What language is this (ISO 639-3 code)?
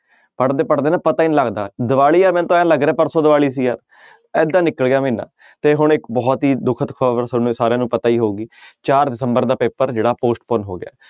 pan